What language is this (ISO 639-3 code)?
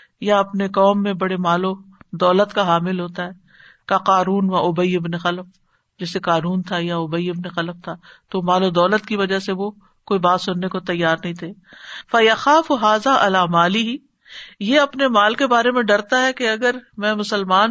urd